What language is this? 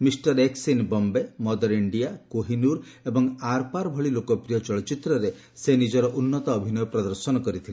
Odia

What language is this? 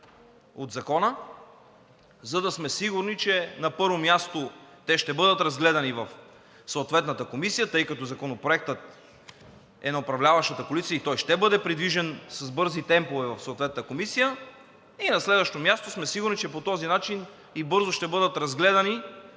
Bulgarian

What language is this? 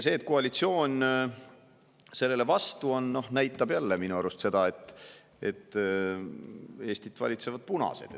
Estonian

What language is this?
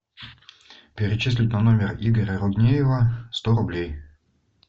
Russian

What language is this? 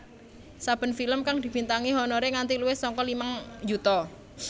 Javanese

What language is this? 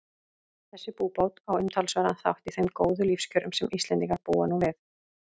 Icelandic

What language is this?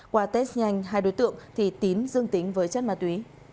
Vietnamese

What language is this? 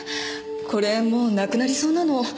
Japanese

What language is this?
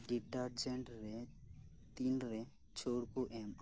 Santali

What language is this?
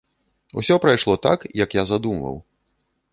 Belarusian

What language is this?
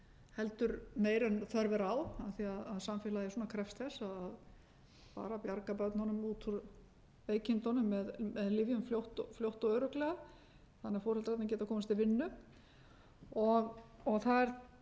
Icelandic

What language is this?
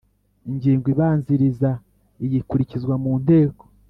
Kinyarwanda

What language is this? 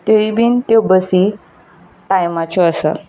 Konkani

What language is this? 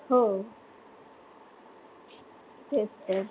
Marathi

